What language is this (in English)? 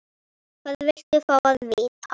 Icelandic